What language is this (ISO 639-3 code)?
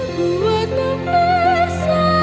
ind